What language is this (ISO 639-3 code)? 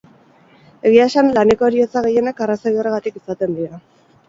eus